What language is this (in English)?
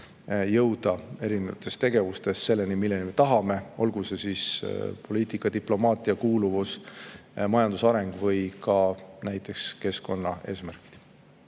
Estonian